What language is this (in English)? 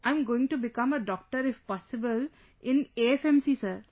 English